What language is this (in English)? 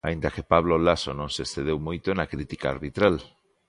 Galician